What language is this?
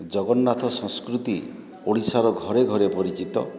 Odia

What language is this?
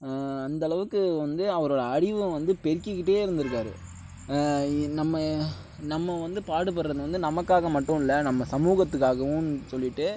Tamil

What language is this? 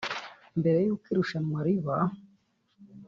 Kinyarwanda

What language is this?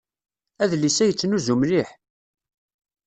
Kabyle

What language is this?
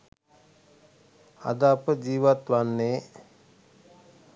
Sinhala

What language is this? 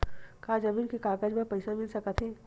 Chhattisgarhi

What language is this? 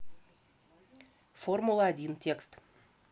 Russian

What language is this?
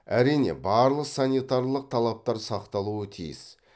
Kazakh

